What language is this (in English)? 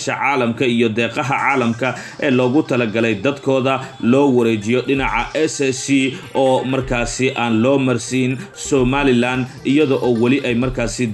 Arabic